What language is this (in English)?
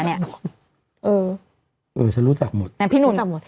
Thai